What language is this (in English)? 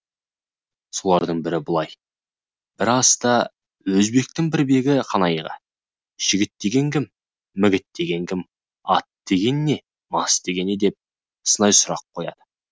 Kazakh